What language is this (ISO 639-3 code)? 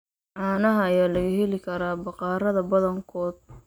som